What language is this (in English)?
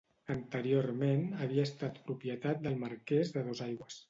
Catalan